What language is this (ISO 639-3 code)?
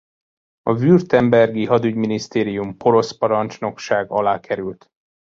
hun